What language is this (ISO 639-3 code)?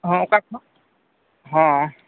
sat